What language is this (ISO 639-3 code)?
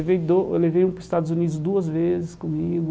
por